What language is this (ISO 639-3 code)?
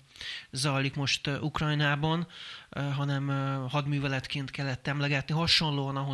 hun